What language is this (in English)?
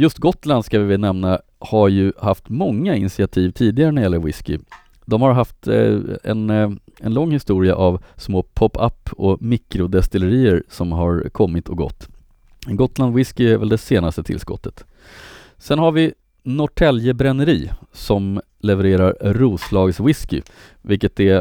Swedish